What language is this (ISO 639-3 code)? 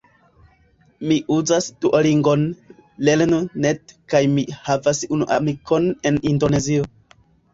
epo